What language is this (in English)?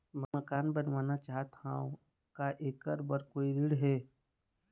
Chhattisgarhi